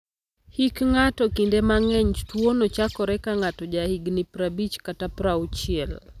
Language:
Luo (Kenya and Tanzania)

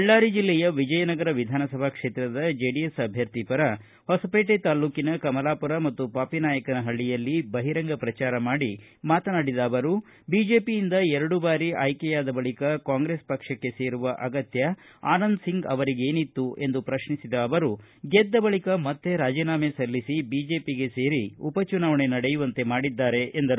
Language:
Kannada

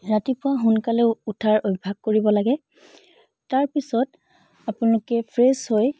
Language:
Assamese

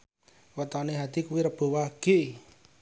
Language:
Javanese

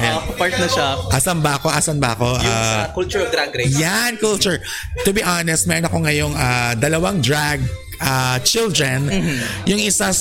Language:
Filipino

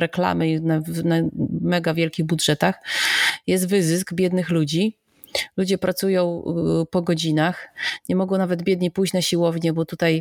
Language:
Polish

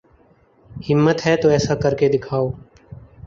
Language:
Urdu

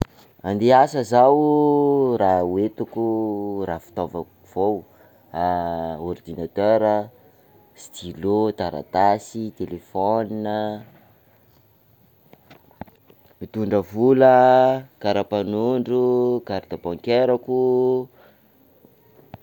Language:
Sakalava Malagasy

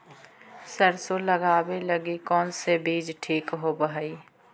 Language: Magahi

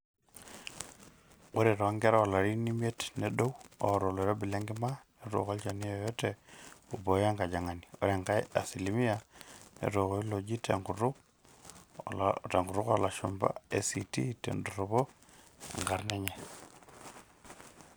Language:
Masai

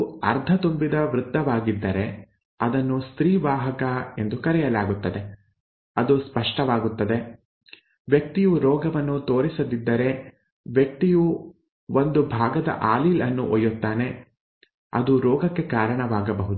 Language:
Kannada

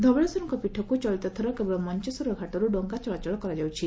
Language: Odia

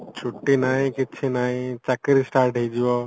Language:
Odia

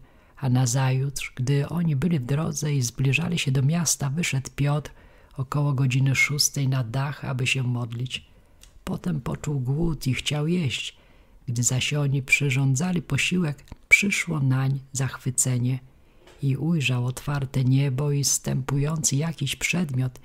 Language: Polish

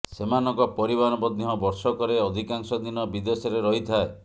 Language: Odia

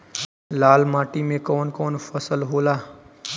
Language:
Bhojpuri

